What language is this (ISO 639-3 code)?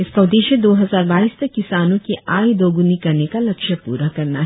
hin